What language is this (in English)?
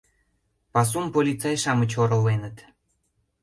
Mari